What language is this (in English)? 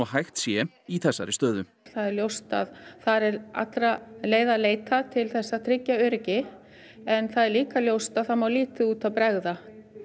Icelandic